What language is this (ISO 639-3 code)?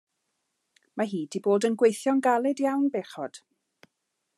cym